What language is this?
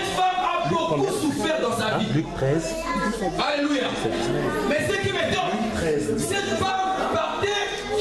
French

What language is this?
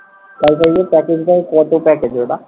Bangla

